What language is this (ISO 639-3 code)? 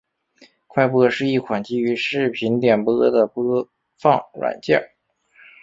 zho